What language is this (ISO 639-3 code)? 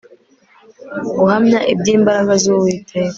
kin